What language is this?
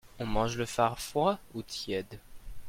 French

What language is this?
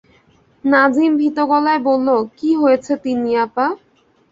Bangla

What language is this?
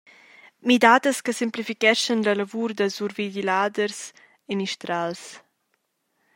Romansh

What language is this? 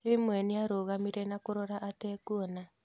Kikuyu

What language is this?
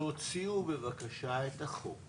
Hebrew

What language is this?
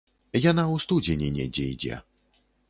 Belarusian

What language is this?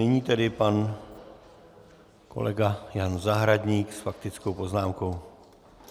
Czech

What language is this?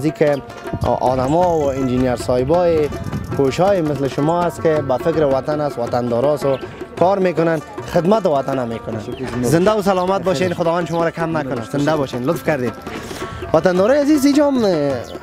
Persian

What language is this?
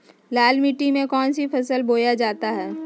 Magahi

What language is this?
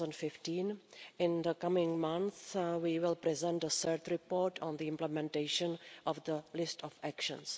English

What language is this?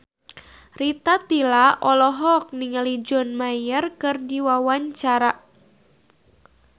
Sundanese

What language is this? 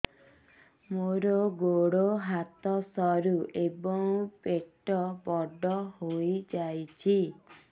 Odia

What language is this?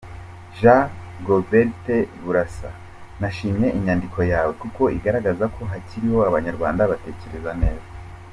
Kinyarwanda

